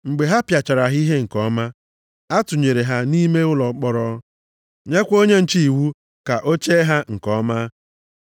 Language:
Igbo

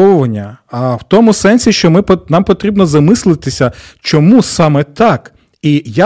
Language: Ukrainian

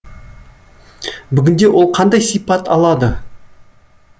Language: Kazakh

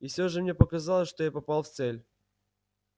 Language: Russian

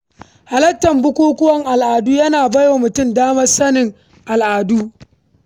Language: Hausa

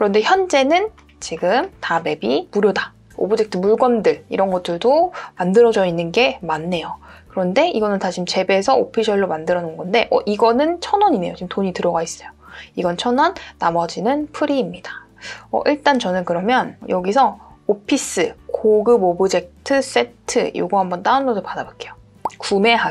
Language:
Korean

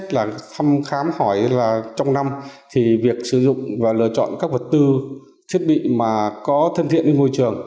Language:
Vietnamese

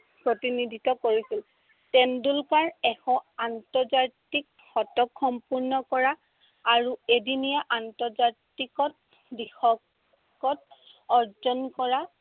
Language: Assamese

